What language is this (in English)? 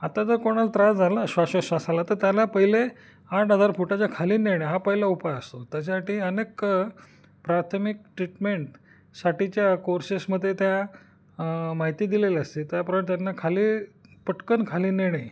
Marathi